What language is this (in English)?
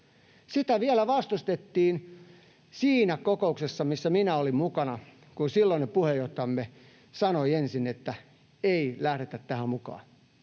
Finnish